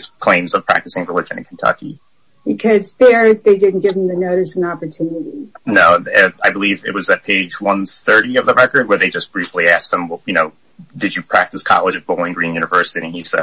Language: English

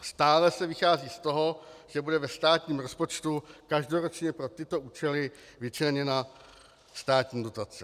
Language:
Czech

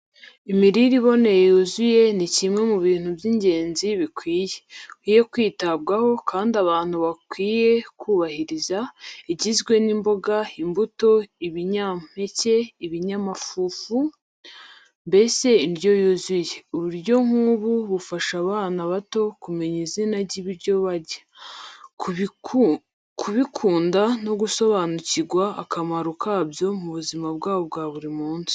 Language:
Kinyarwanda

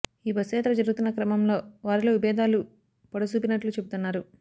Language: Telugu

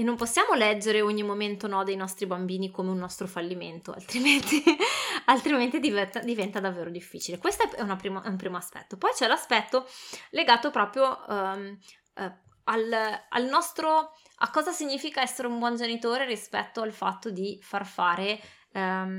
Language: Italian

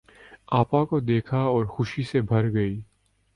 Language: Urdu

